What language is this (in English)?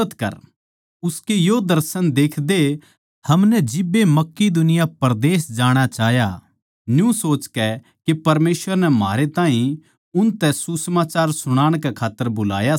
Haryanvi